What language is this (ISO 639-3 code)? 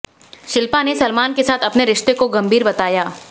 hin